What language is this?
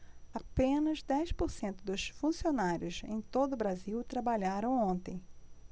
Portuguese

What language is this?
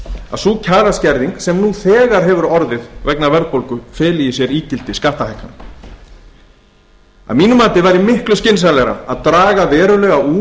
Icelandic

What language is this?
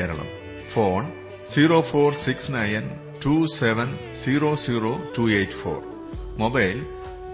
Malayalam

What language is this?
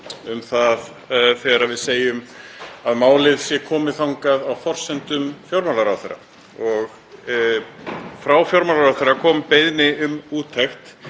Icelandic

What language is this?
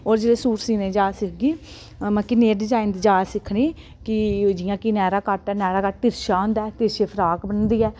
Dogri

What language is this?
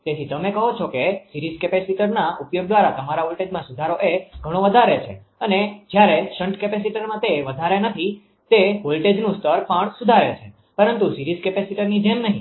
Gujarati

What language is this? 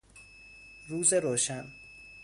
Persian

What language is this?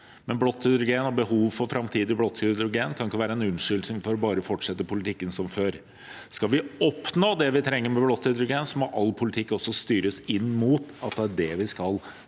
Norwegian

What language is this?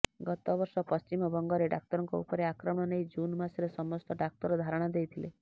Odia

